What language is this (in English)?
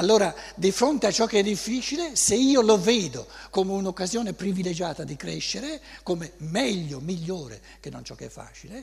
Italian